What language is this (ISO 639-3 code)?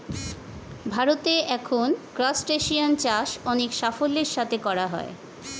ben